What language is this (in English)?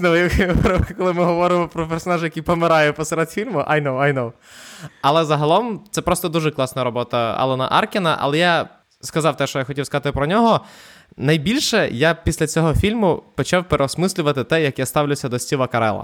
Ukrainian